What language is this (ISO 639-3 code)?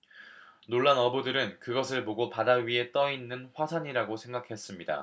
kor